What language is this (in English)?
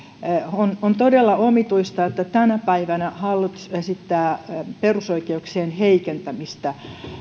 Finnish